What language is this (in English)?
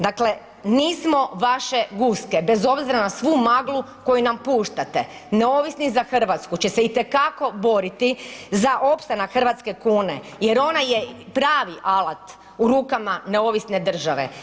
Croatian